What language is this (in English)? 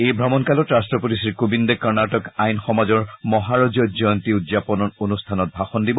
Assamese